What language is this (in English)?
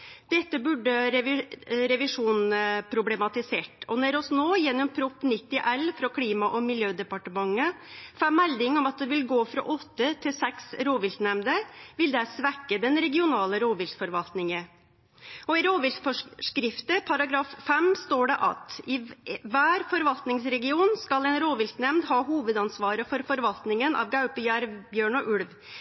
Norwegian Nynorsk